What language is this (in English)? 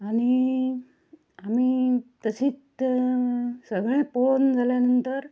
Konkani